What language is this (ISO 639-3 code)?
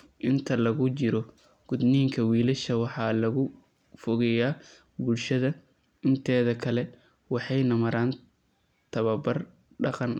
som